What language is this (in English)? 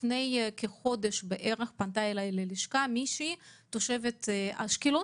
Hebrew